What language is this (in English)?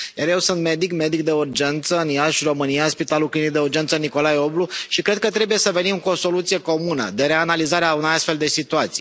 Romanian